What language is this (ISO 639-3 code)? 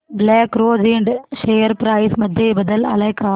mar